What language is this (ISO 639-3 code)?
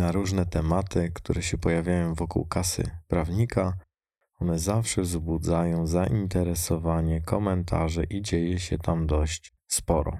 pol